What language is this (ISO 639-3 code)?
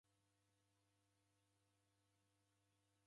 dav